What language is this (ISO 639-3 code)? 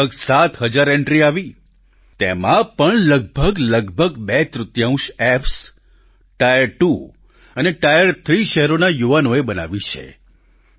guj